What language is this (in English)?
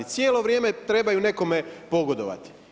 Croatian